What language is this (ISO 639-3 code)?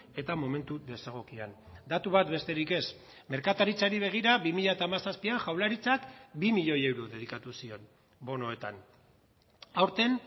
eus